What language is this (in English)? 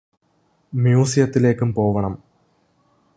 Malayalam